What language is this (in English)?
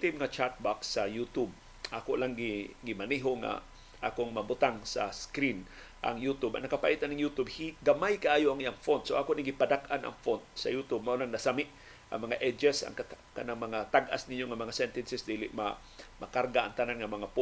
Filipino